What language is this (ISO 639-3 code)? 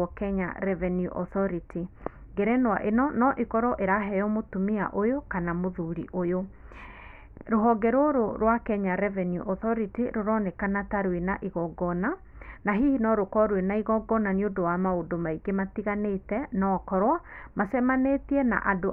kik